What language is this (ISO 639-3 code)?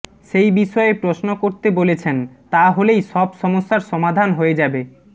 ben